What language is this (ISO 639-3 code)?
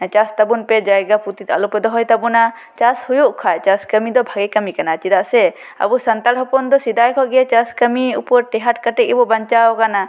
sat